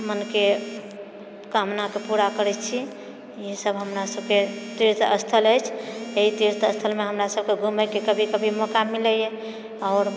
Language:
Maithili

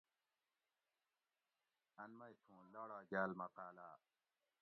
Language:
Gawri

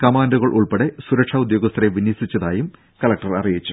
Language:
Malayalam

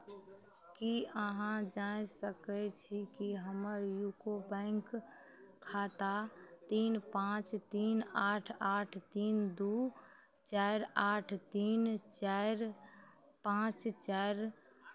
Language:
Maithili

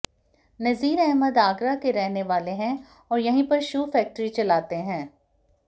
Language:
Hindi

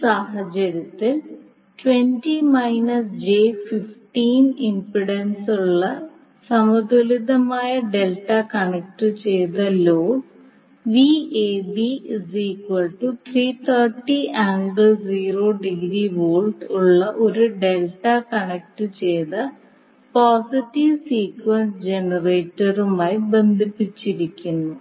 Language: Malayalam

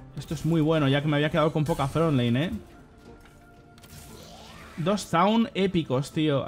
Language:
Spanish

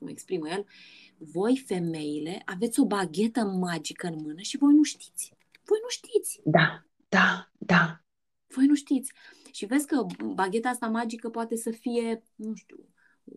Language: Romanian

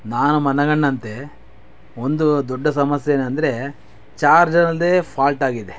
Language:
Kannada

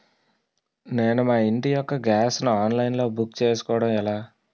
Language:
Telugu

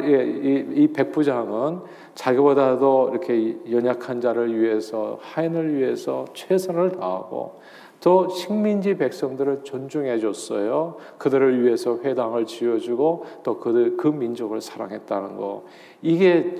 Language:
Korean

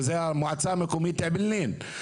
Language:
Hebrew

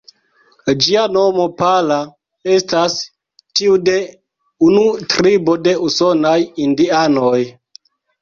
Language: Esperanto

